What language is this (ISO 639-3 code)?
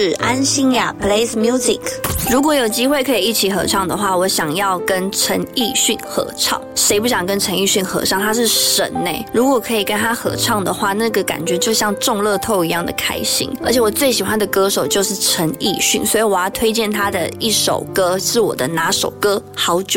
zho